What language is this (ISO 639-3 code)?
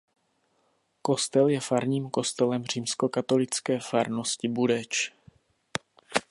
ces